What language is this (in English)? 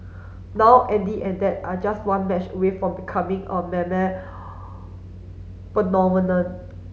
English